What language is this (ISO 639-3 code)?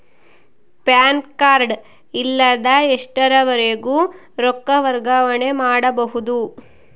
kan